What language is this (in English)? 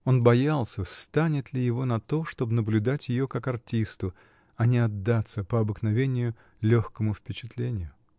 Russian